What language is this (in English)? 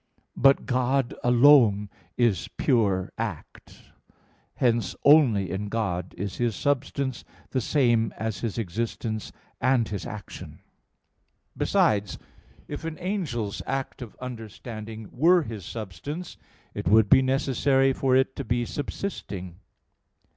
English